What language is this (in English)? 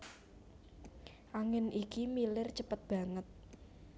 Javanese